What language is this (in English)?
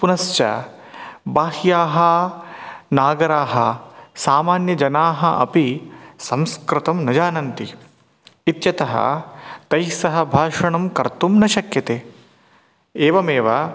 Sanskrit